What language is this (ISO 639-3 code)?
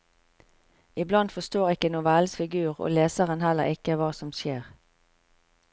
nor